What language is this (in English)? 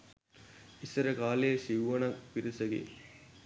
Sinhala